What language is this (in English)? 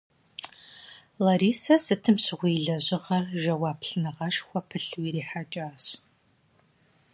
Kabardian